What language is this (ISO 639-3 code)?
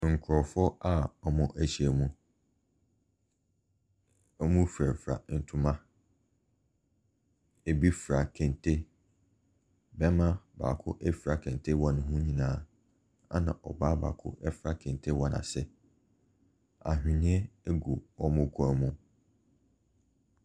aka